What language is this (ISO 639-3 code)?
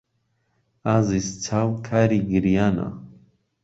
ckb